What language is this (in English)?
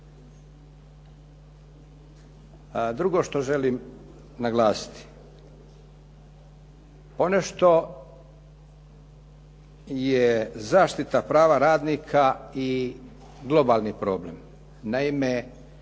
Croatian